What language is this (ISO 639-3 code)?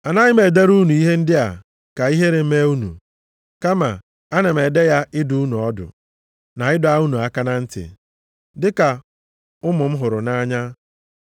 ibo